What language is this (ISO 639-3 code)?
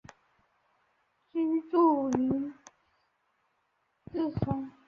zho